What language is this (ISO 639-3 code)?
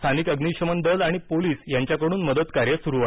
mar